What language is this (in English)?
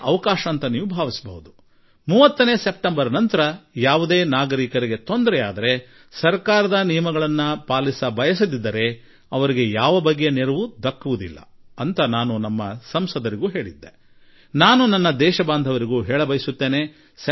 Kannada